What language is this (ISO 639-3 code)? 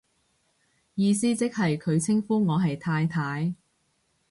yue